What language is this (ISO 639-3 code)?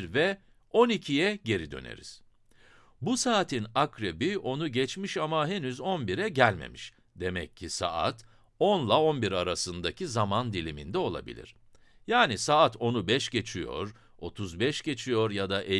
tur